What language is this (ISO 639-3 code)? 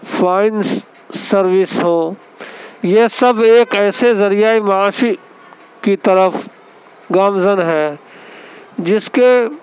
urd